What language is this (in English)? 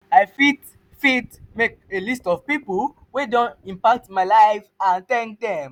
Nigerian Pidgin